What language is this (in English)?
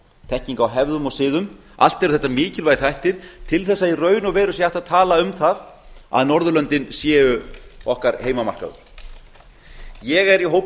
Icelandic